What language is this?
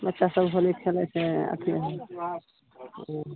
Maithili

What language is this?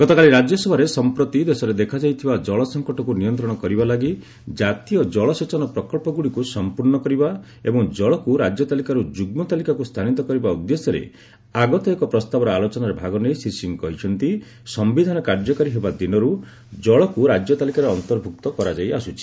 Odia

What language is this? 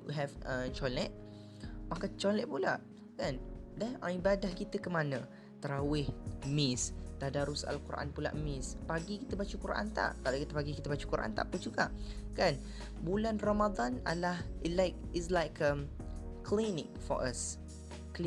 Malay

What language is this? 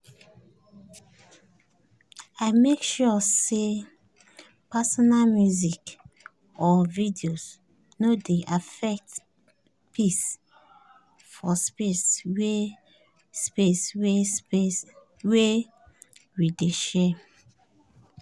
Nigerian Pidgin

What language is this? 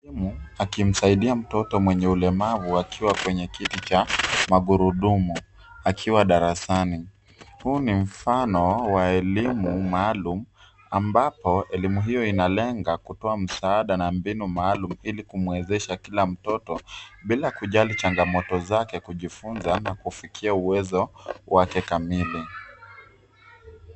Swahili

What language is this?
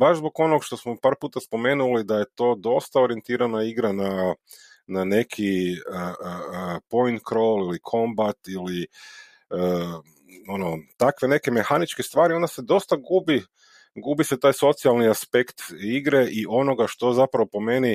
Croatian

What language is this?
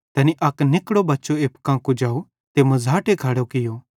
Bhadrawahi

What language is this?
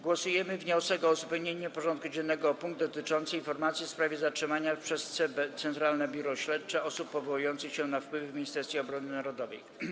Polish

